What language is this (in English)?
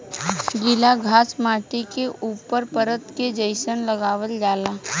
Bhojpuri